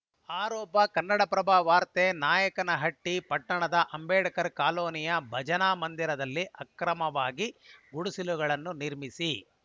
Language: Kannada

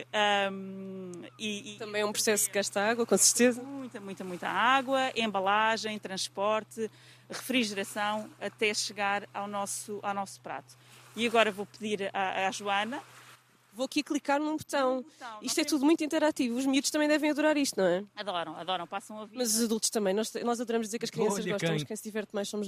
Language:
Portuguese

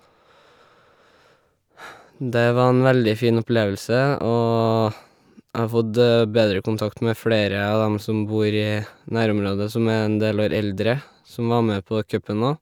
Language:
Norwegian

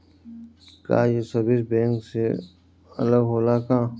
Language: Bhojpuri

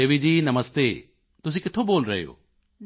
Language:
Punjabi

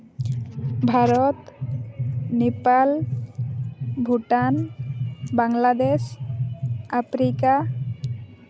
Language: Santali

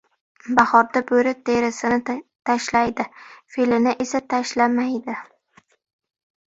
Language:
Uzbek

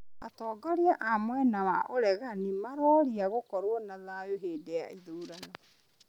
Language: Kikuyu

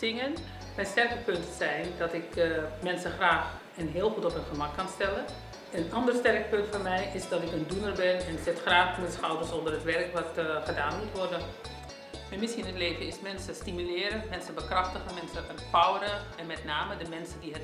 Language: Dutch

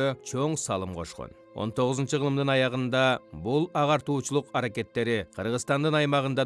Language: Turkish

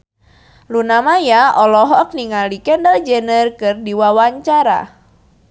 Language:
Sundanese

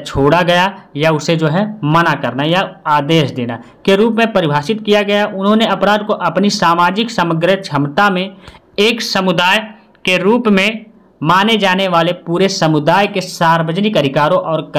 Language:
Hindi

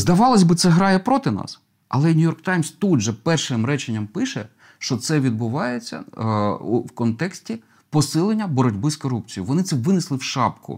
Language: Ukrainian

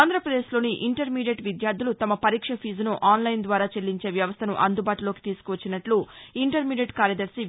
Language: Telugu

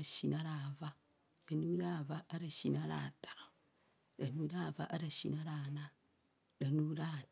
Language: Kohumono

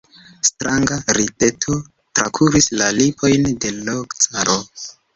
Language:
Esperanto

